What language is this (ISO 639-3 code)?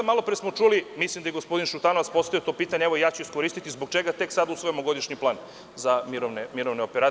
srp